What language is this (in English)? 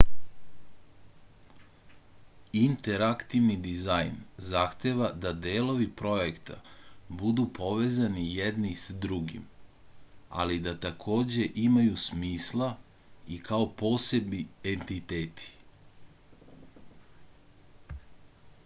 Serbian